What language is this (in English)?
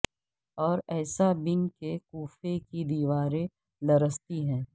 Urdu